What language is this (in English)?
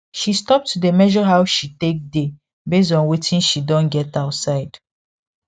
Nigerian Pidgin